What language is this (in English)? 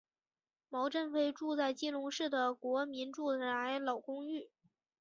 Chinese